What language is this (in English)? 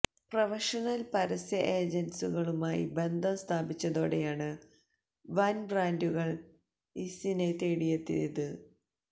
Malayalam